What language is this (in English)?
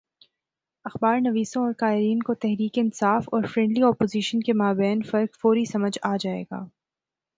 Urdu